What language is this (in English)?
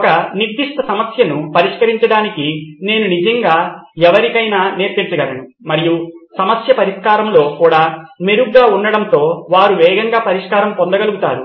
Telugu